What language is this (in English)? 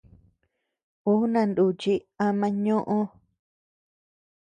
Tepeuxila Cuicatec